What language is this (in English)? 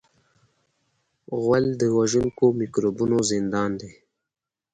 Pashto